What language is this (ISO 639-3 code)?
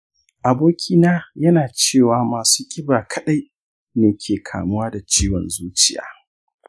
hau